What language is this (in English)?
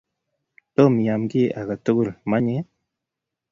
Kalenjin